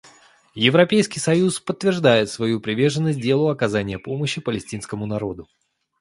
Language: Russian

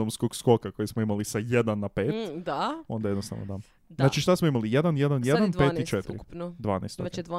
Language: Croatian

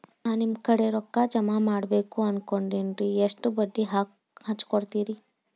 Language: Kannada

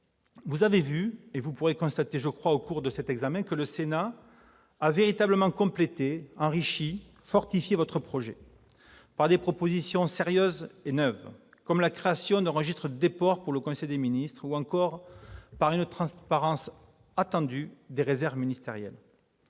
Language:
French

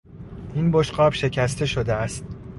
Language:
Persian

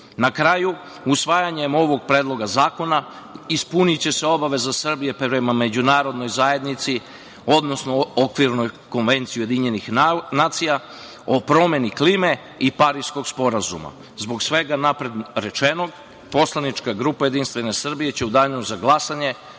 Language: Serbian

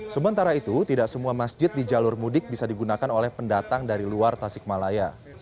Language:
Indonesian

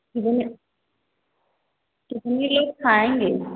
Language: Hindi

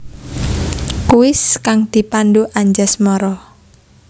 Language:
Javanese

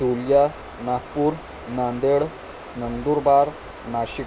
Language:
Urdu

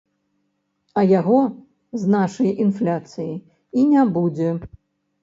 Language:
Belarusian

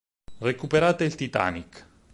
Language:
Italian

